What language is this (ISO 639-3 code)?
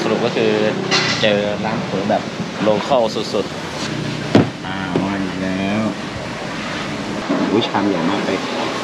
tha